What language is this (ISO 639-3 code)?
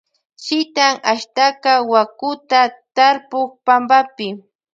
qvj